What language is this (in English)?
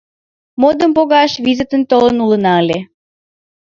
Mari